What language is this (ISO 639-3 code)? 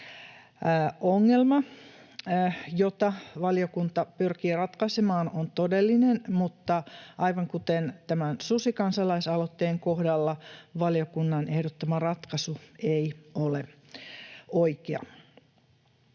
fin